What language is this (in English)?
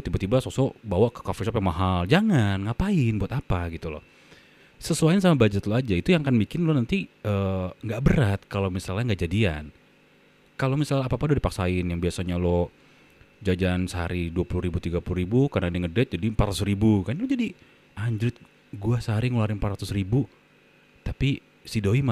Indonesian